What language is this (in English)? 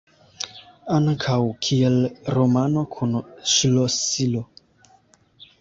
Esperanto